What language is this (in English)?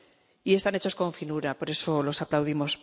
Spanish